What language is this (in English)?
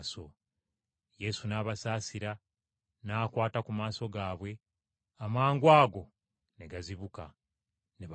Ganda